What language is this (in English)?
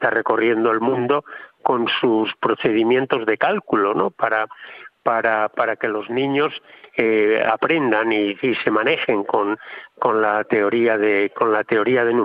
Spanish